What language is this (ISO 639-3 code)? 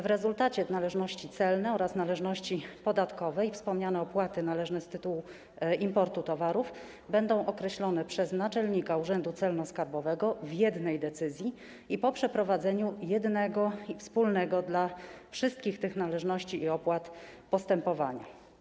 pol